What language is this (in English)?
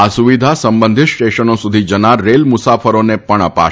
Gujarati